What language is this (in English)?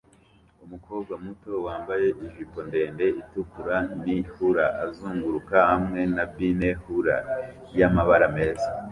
Kinyarwanda